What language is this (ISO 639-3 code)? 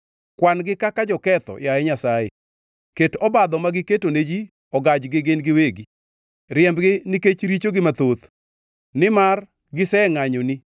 luo